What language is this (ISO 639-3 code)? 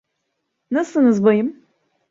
tur